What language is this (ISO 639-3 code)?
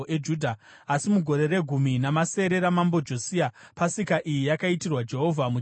sna